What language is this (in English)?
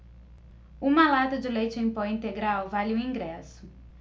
Portuguese